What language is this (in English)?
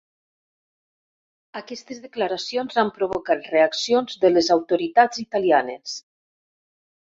Catalan